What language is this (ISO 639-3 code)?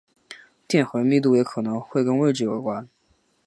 zho